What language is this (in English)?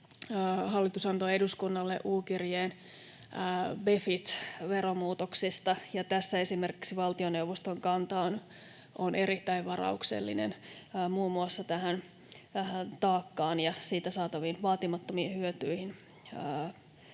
Finnish